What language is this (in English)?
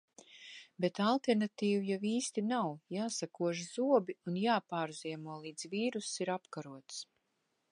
Latvian